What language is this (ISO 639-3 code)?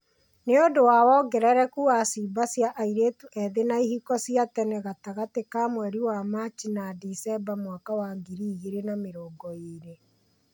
kik